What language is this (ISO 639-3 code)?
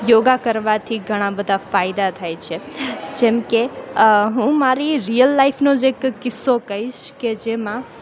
guj